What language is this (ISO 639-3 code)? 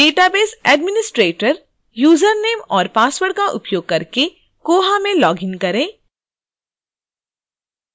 hin